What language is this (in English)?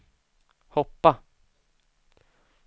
Swedish